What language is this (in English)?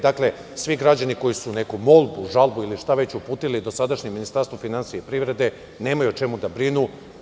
Serbian